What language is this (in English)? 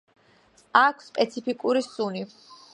Georgian